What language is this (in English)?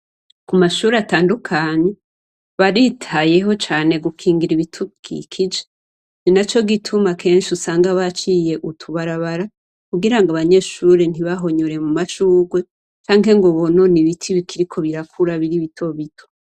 Rundi